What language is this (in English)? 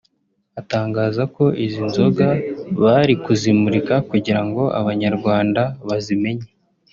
Kinyarwanda